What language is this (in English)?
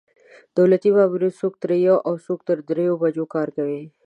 Pashto